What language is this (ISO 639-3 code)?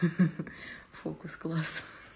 rus